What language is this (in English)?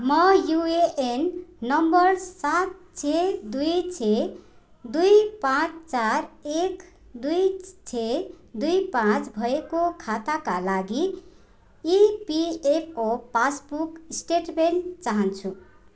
Nepali